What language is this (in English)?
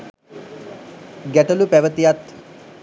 Sinhala